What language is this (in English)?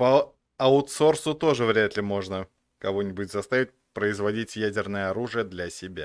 Russian